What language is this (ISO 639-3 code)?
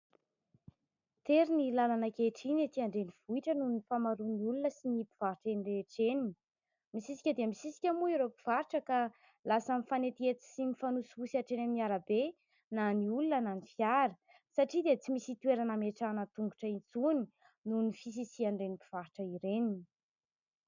mlg